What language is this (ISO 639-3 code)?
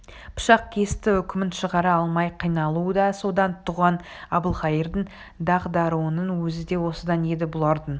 kaz